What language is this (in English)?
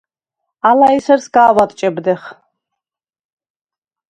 Svan